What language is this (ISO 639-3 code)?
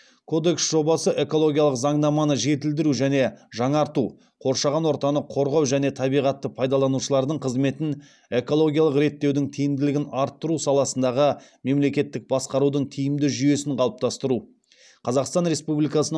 kaz